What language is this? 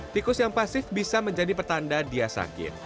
Indonesian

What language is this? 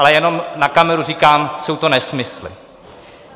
Czech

